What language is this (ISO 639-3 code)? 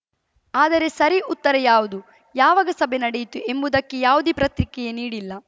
kan